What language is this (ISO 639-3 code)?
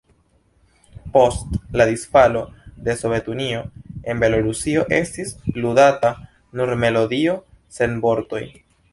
epo